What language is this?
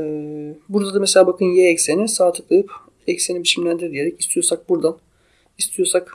Turkish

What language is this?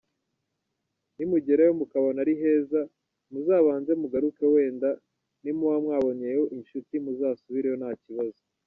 Kinyarwanda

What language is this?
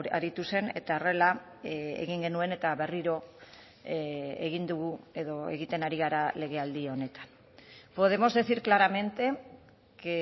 Basque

